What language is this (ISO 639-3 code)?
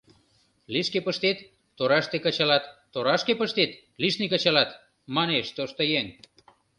chm